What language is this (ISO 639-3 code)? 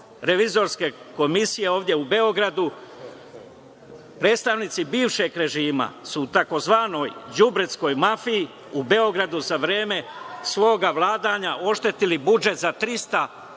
srp